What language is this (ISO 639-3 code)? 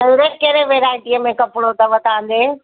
snd